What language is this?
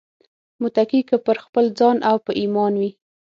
Pashto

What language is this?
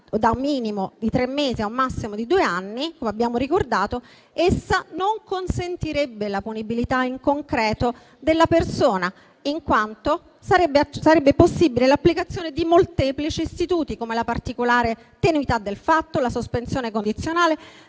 Italian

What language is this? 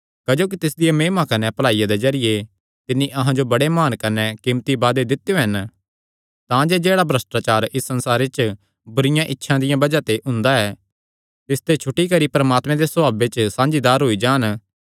Kangri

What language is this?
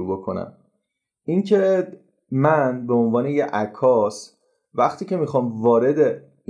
Persian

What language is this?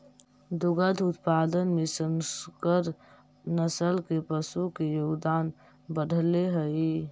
Magahi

